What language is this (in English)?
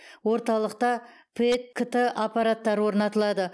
Kazakh